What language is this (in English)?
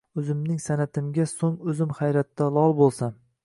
Uzbek